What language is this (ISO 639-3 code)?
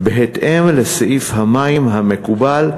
heb